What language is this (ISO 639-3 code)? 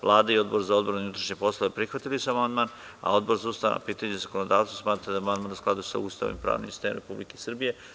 srp